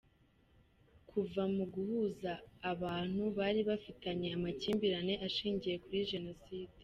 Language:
Kinyarwanda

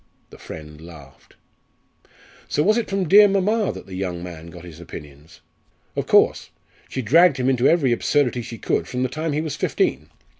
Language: English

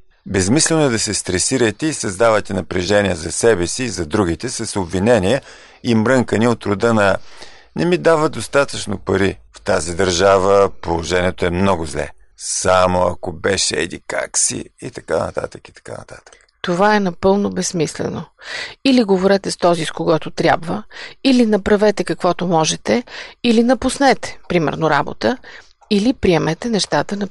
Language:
Bulgarian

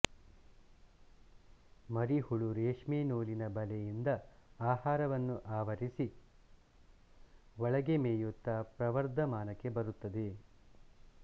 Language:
Kannada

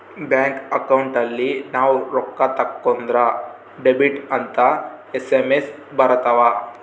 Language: Kannada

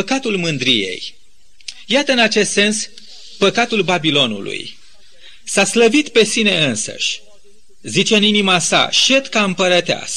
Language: Romanian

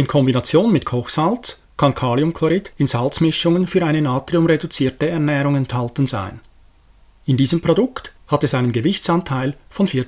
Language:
German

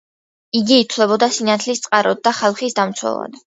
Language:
Georgian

